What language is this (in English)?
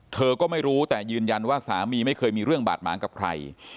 Thai